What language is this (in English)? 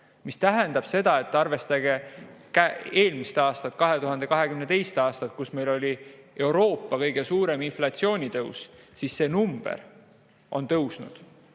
Estonian